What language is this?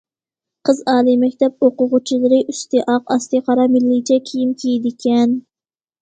Uyghur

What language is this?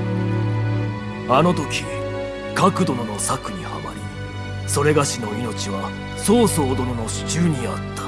Japanese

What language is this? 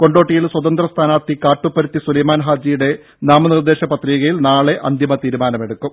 Malayalam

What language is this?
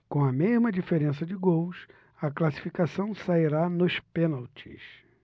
Portuguese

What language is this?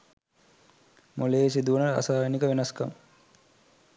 Sinhala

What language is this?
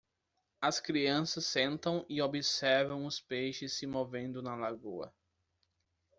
Portuguese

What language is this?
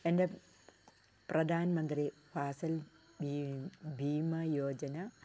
Malayalam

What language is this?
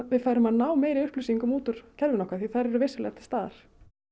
Icelandic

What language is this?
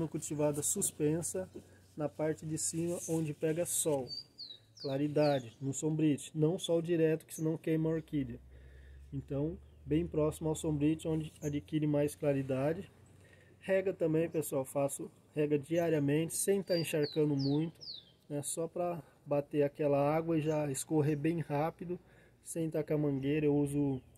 Portuguese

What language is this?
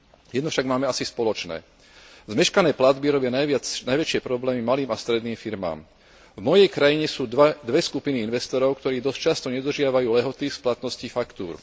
Slovak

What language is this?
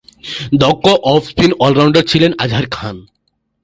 Bangla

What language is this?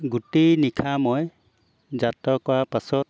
Assamese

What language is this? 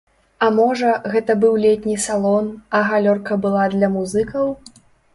Belarusian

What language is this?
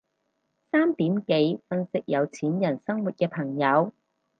Cantonese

